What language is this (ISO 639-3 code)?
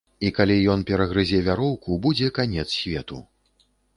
bel